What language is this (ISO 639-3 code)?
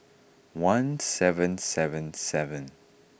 eng